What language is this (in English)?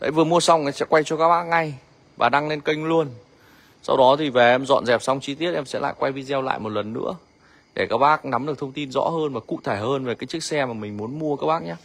Vietnamese